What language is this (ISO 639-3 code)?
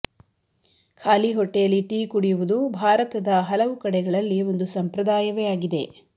kan